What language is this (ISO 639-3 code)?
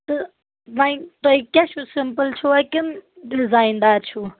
kas